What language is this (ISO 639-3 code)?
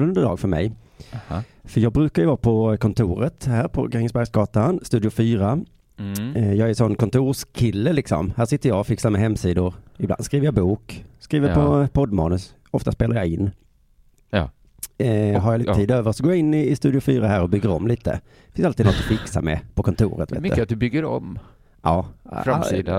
swe